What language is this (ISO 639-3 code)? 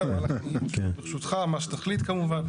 heb